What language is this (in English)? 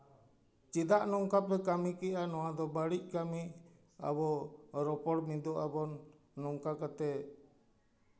Santali